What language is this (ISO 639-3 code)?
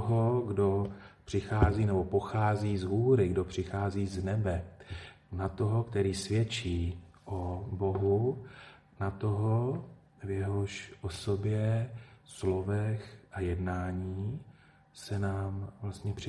ces